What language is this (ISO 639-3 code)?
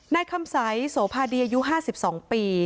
tha